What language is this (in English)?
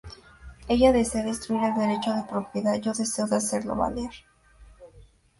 Spanish